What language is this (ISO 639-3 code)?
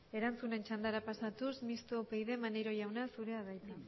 eus